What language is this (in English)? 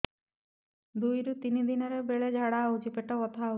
Odia